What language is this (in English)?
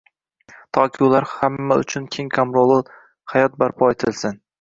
Uzbek